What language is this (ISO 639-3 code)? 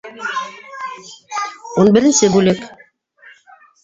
bak